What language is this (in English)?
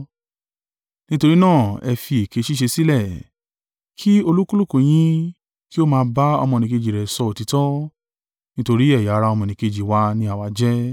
Yoruba